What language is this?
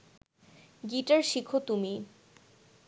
Bangla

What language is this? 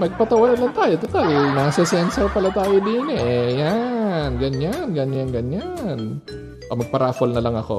Filipino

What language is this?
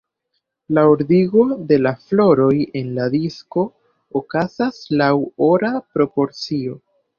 Esperanto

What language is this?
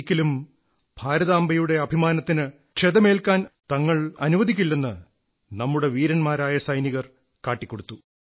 Malayalam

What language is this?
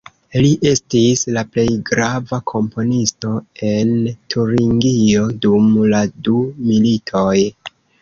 Esperanto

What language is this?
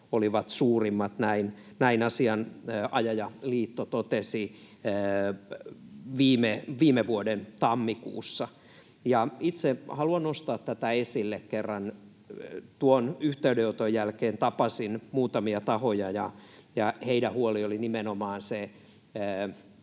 Finnish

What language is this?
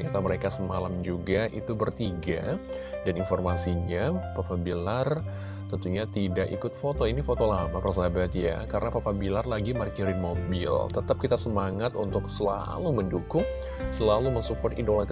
Indonesian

